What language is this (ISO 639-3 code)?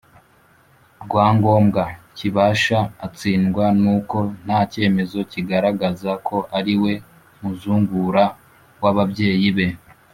kin